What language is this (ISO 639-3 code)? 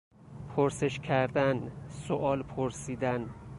fas